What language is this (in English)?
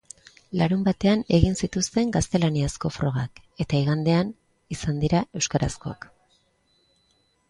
Basque